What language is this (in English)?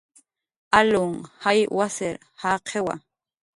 Jaqaru